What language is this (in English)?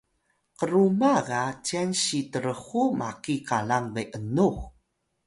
Atayal